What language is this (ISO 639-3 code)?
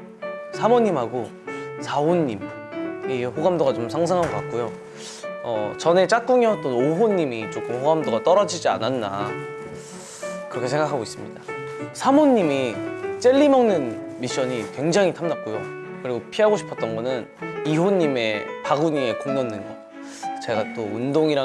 kor